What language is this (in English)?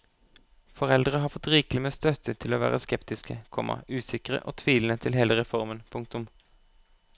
Norwegian